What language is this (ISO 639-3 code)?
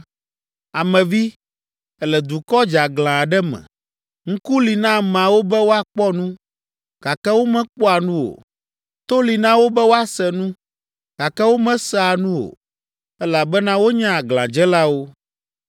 ewe